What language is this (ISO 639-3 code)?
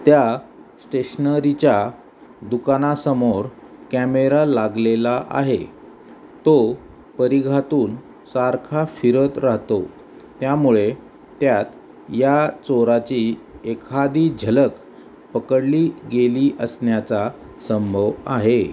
mar